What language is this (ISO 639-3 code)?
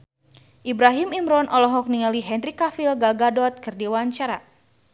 sun